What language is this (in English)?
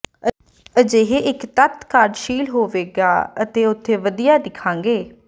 Punjabi